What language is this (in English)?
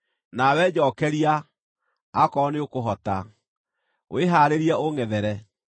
Kikuyu